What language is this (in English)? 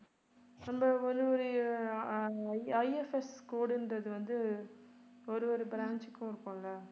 Tamil